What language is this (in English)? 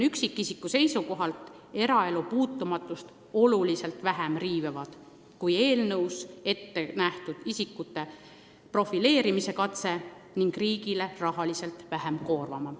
Estonian